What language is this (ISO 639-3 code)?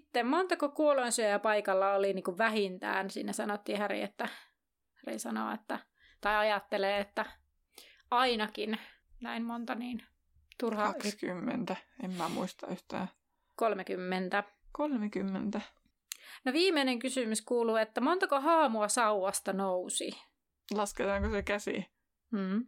fin